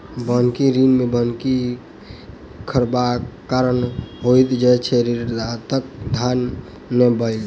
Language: Maithili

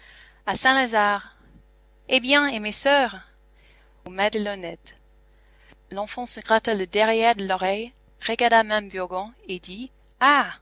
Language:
French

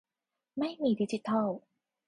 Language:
Thai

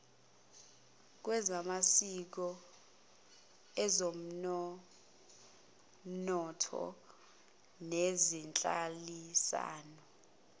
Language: Zulu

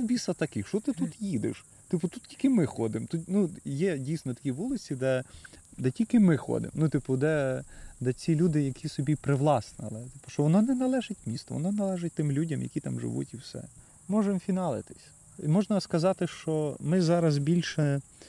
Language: Ukrainian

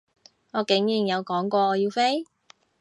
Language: Cantonese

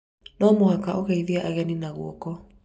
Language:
Kikuyu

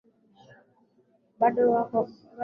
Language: Swahili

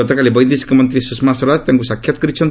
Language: Odia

